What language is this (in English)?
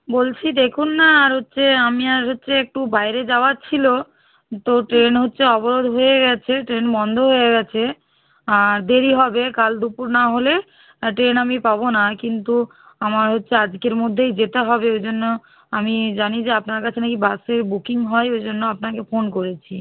Bangla